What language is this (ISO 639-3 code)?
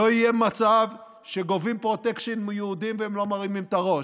heb